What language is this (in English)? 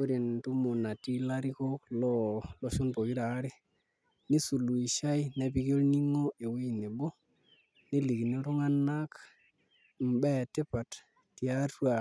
Masai